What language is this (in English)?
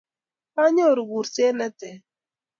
Kalenjin